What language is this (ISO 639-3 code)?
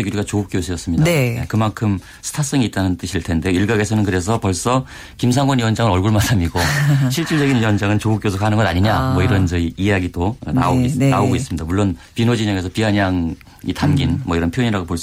kor